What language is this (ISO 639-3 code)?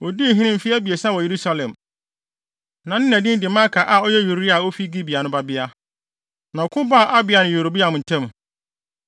aka